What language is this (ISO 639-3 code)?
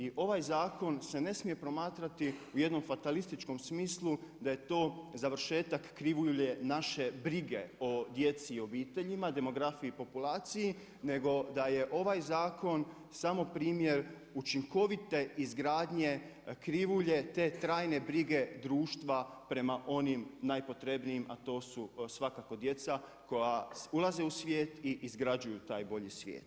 hrv